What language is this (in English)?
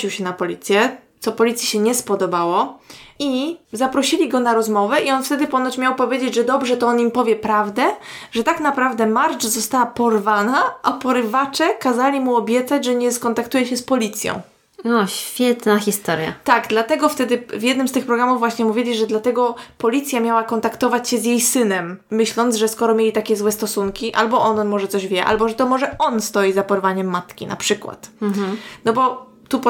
Polish